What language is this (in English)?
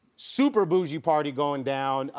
English